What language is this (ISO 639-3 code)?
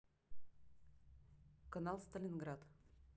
rus